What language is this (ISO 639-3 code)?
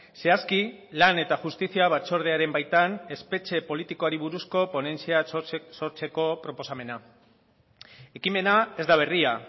eus